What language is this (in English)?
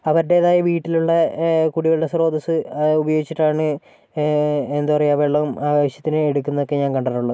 Malayalam